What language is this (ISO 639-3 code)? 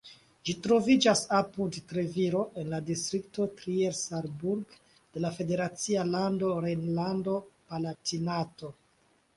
epo